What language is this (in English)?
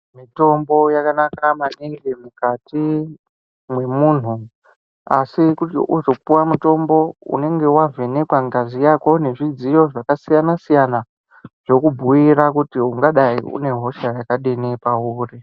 Ndau